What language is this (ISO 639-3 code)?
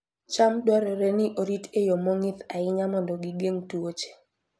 luo